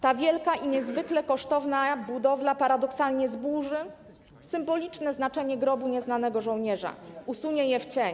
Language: Polish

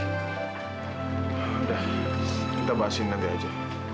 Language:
Indonesian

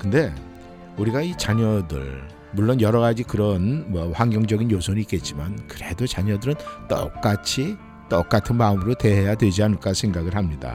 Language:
Korean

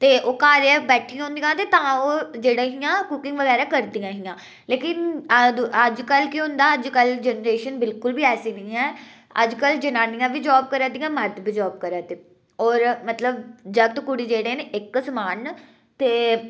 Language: Dogri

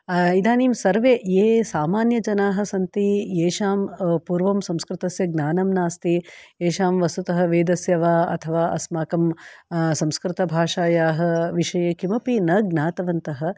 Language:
Sanskrit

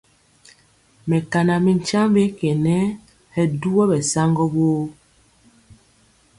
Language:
Mpiemo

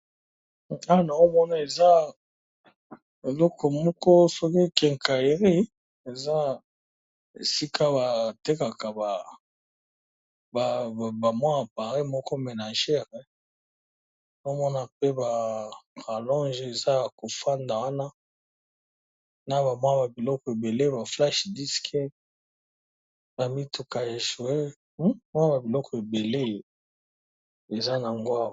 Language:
Lingala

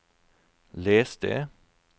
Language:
Norwegian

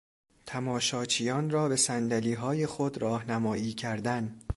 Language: Persian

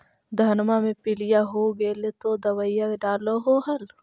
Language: Magahi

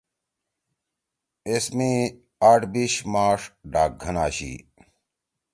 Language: Torwali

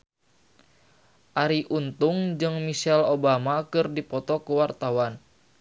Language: Sundanese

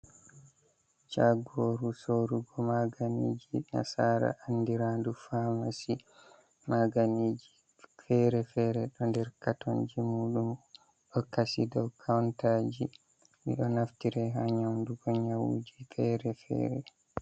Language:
Fula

